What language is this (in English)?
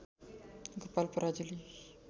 Nepali